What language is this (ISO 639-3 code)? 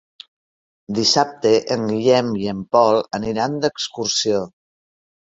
cat